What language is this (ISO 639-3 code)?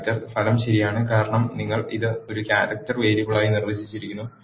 mal